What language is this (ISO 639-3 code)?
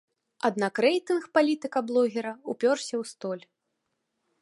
bel